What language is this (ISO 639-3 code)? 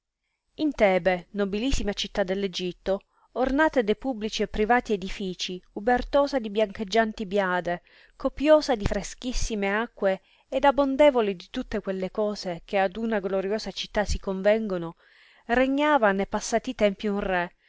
ita